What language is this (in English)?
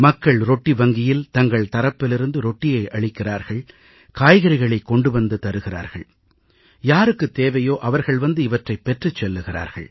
Tamil